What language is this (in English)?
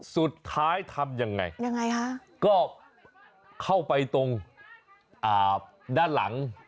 Thai